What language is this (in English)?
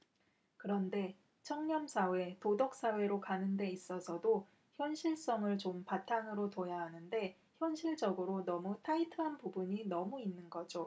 Korean